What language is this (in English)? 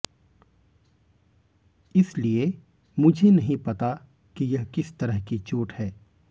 Hindi